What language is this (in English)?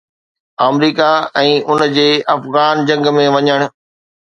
Sindhi